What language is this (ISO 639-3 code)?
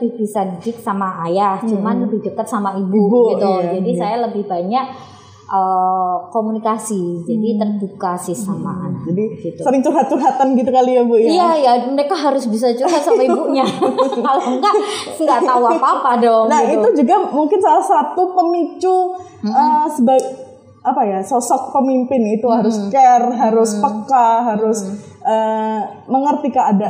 ind